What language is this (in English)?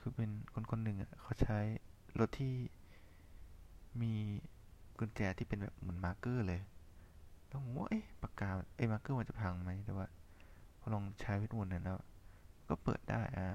Thai